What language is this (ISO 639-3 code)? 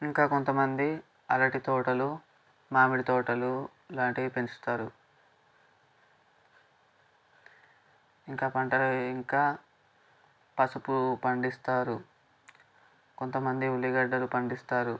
tel